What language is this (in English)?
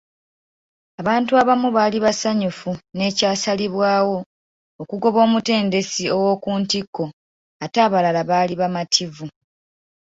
Ganda